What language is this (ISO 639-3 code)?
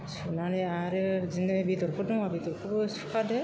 brx